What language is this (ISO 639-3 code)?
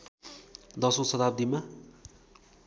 nep